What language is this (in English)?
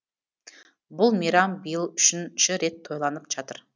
Kazakh